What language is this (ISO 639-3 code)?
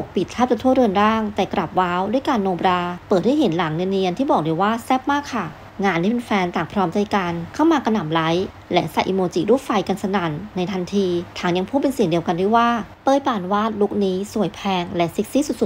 tha